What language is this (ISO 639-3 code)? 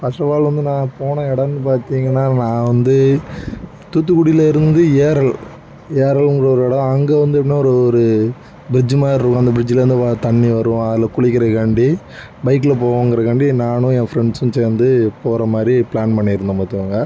tam